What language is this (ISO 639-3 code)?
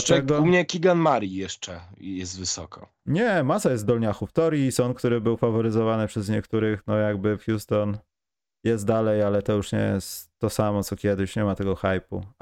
pol